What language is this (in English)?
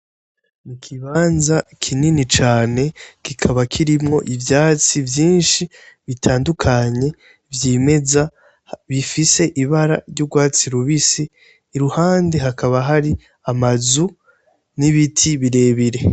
Rundi